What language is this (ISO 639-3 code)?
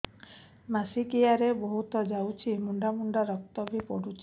ori